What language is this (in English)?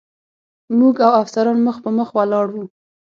Pashto